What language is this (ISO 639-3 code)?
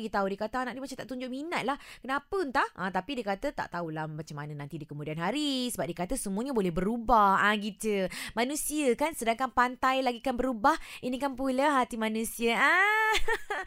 msa